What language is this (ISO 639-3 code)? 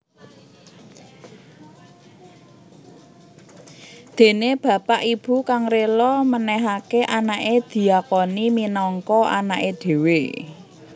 jav